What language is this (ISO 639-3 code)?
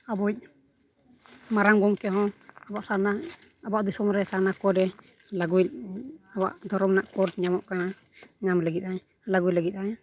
sat